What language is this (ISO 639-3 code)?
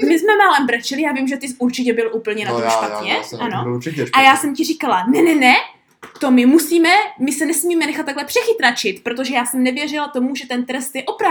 ces